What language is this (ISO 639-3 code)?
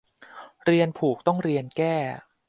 tha